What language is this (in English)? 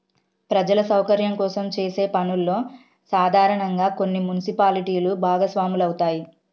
Telugu